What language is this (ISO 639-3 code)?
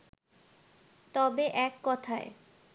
ben